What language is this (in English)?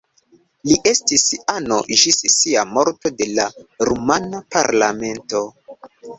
Esperanto